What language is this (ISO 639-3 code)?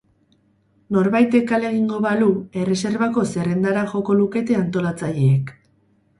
eus